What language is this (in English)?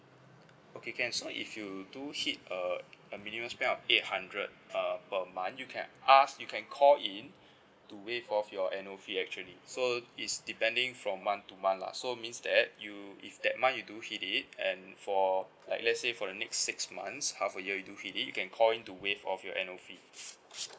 English